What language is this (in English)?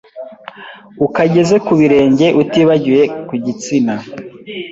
Kinyarwanda